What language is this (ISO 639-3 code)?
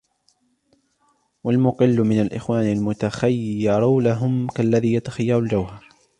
ara